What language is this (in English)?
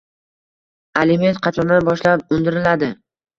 Uzbek